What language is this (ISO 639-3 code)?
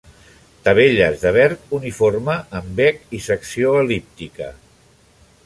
cat